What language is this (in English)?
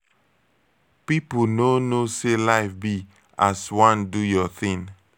Nigerian Pidgin